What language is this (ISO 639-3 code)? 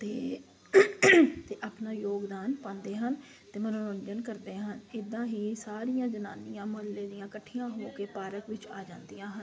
pan